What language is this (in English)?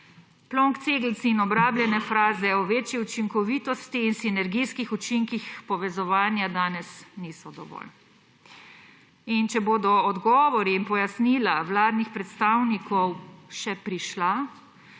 Slovenian